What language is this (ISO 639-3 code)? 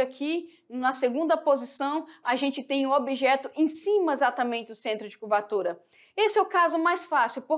por